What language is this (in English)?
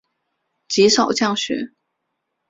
Chinese